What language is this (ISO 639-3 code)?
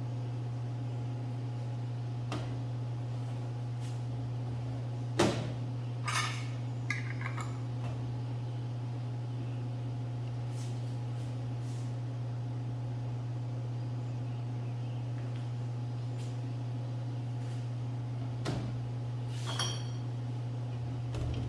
por